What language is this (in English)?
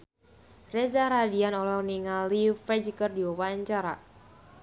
Sundanese